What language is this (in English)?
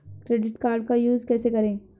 Hindi